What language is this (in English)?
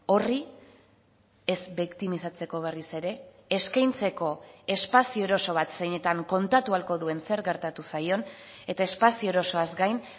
Basque